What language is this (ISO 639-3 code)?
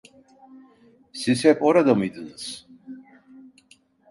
tur